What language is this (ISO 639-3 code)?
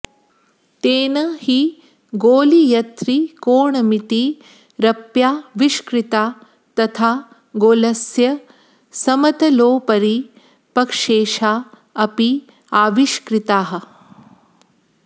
san